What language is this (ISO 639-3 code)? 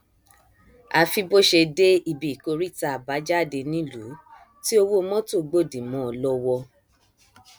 yor